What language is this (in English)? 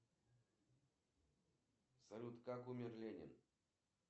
Russian